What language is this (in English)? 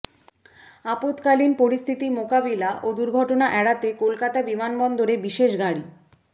Bangla